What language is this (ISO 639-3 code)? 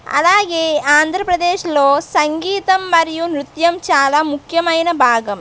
tel